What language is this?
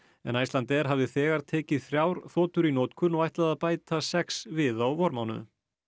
Icelandic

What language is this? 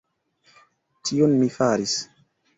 Esperanto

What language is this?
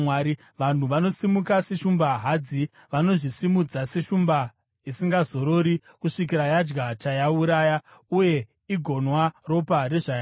Shona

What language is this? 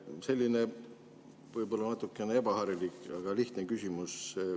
Estonian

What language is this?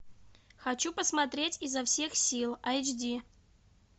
Russian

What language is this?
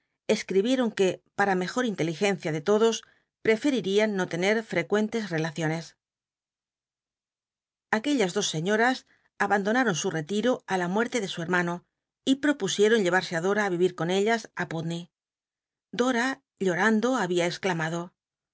Spanish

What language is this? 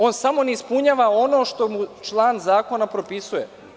Serbian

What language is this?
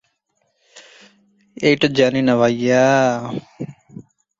Bangla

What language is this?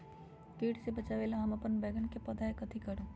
Magahi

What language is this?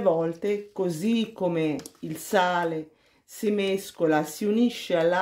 Italian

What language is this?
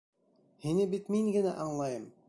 Bashkir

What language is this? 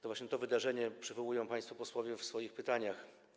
Polish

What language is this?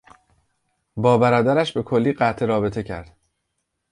Persian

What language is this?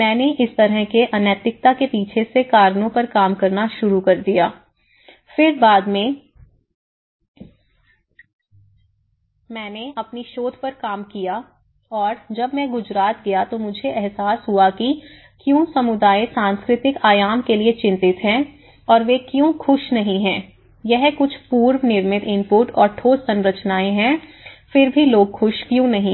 Hindi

